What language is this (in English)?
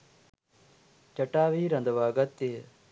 Sinhala